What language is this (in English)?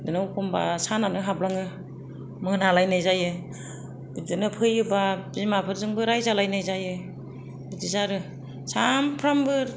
Bodo